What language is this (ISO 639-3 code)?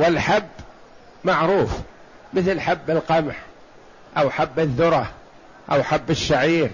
ara